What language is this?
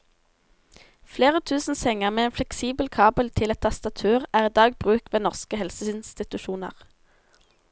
Norwegian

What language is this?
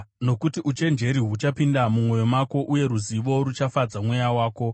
Shona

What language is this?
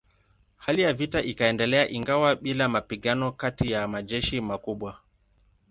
Swahili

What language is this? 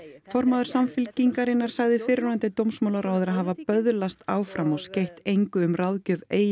Icelandic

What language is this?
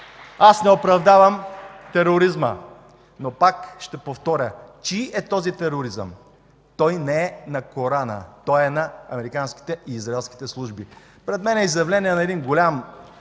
Bulgarian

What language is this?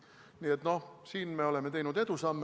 Estonian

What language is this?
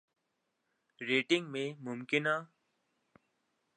Urdu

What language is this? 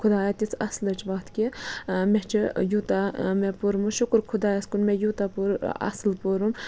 Kashmiri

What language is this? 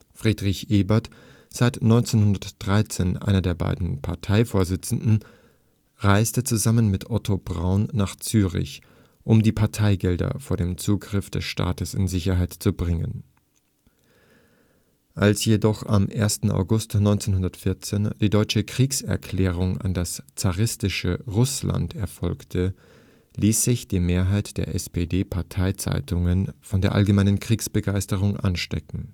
German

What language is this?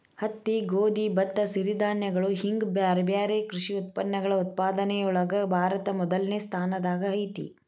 Kannada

